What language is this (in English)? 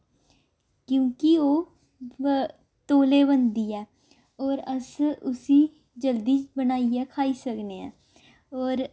Dogri